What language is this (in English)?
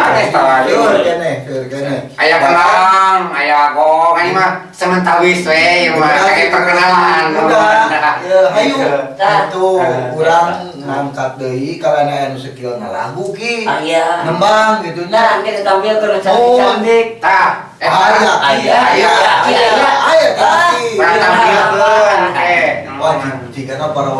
Indonesian